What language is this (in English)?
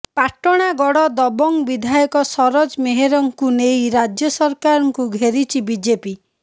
Odia